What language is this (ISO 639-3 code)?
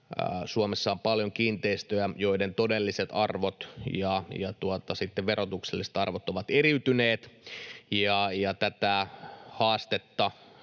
fin